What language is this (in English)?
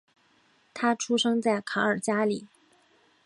Chinese